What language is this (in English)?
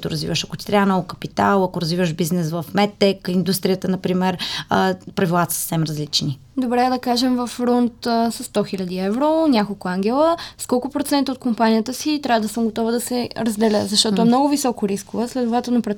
Bulgarian